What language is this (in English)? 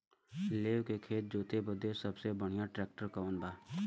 Bhojpuri